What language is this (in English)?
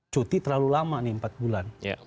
Indonesian